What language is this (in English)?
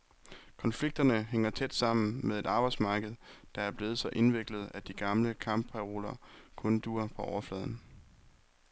Danish